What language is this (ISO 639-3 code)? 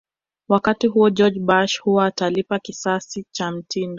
swa